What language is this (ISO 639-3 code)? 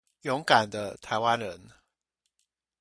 zho